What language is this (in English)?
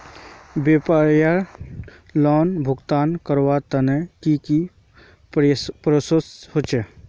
Magahi